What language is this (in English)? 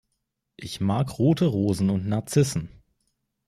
German